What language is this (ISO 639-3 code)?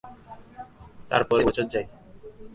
ben